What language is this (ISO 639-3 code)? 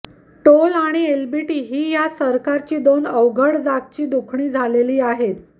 mar